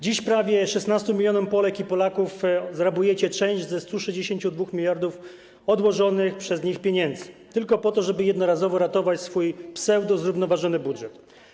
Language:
Polish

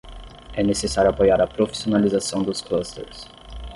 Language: Portuguese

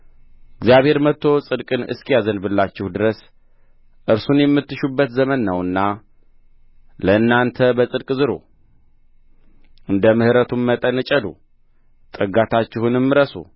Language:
Amharic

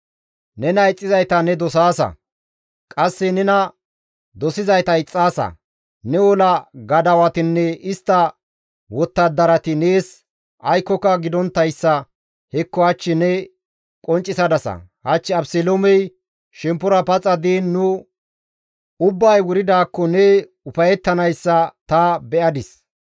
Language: Gamo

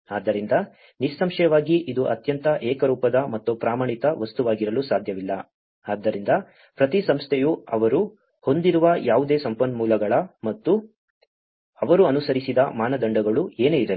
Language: Kannada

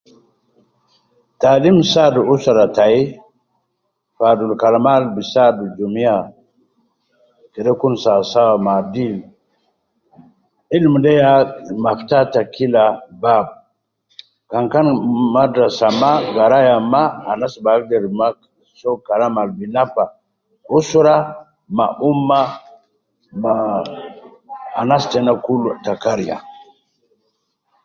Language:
Nubi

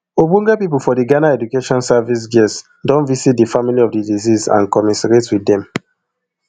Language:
Nigerian Pidgin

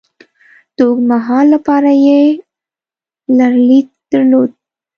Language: Pashto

